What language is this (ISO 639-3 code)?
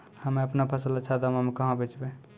mai